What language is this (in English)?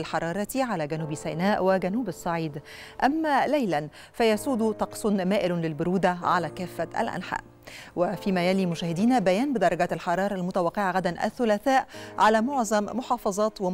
Arabic